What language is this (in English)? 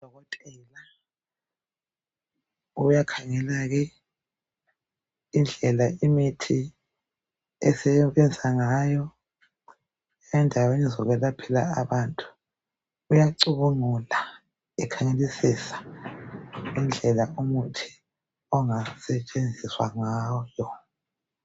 North Ndebele